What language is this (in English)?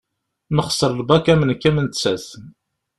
Kabyle